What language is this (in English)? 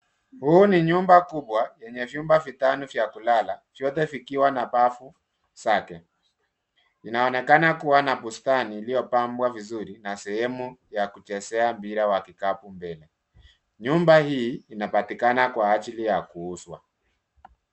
Swahili